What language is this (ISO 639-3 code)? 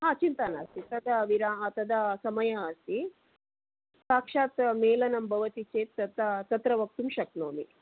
san